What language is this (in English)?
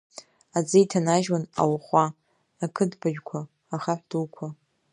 Abkhazian